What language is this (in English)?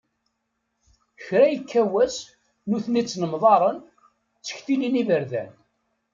Kabyle